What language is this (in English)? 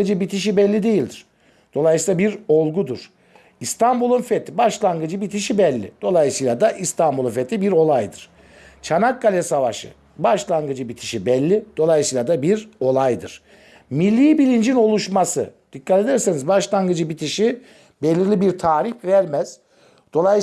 Turkish